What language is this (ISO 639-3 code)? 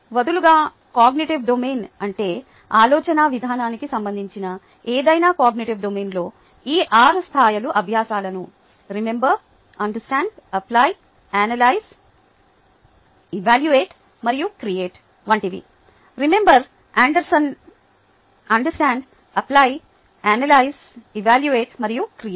tel